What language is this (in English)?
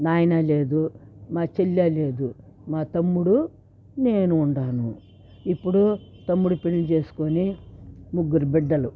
Telugu